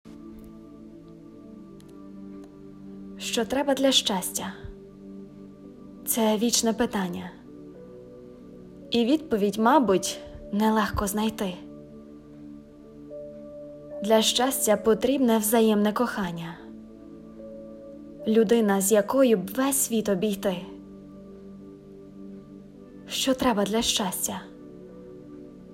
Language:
Ukrainian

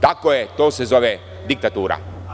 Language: Serbian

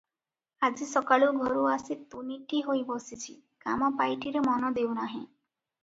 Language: Odia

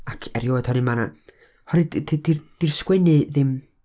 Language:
Welsh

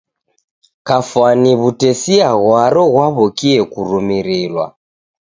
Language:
Taita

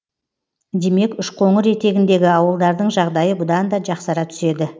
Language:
Kazakh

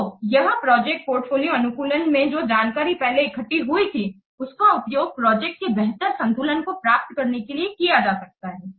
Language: Hindi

